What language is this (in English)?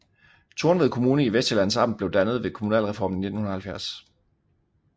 Danish